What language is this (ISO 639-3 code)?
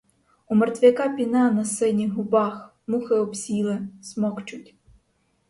ukr